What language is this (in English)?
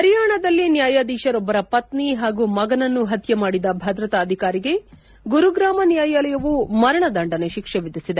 Kannada